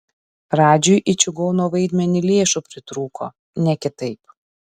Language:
Lithuanian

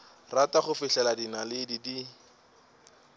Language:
Northern Sotho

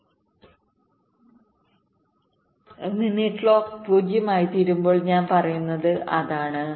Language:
Malayalam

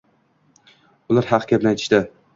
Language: Uzbek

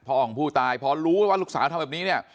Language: Thai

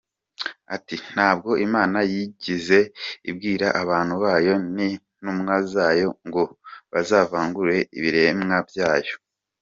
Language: Kinyarwanda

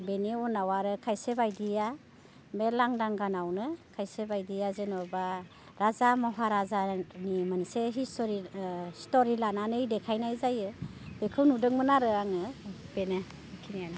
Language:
Bodo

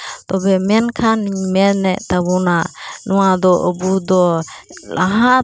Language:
Santali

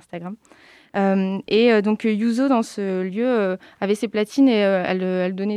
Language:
French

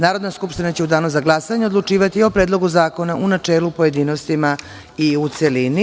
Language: Serbian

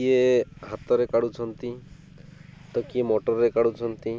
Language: Odia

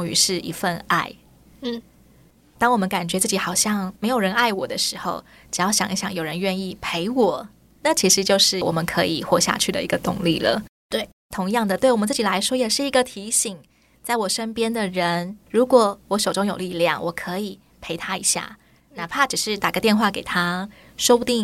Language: Chinese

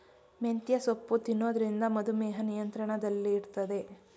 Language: Kannada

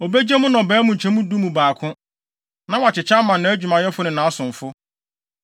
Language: Akan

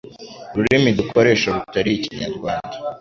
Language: Kinyarwanda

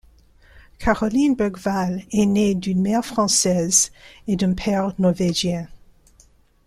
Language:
French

